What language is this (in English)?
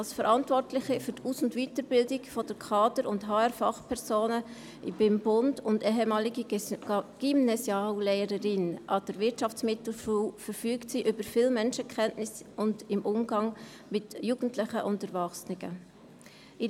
Swiss German